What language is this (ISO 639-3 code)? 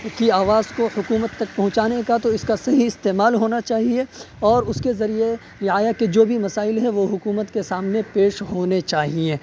urd